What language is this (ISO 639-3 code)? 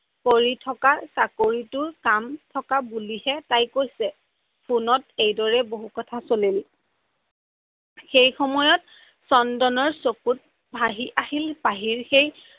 asm